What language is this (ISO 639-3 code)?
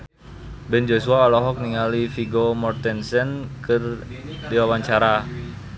sun